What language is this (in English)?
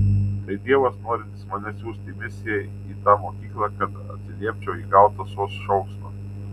Lithuanian